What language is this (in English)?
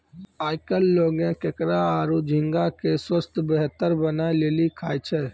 Maithili